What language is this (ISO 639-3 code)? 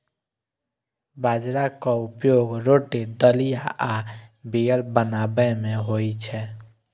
mai